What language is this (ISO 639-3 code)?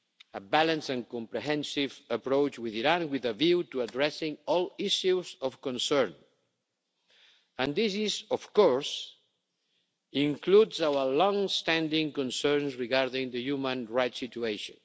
eng